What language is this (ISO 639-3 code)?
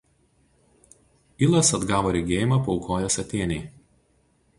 lit